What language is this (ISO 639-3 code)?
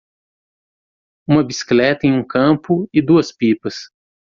por